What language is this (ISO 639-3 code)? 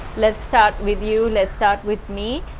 eng